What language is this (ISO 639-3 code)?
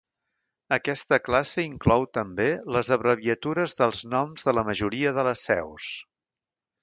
cat